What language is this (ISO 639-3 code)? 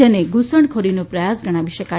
guj